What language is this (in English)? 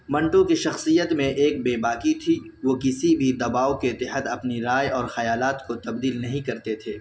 Urdu